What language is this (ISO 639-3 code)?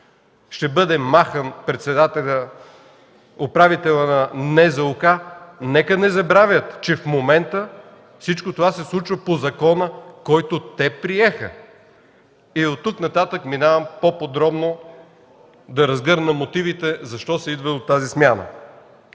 bul